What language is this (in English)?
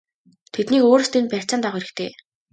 Mongolian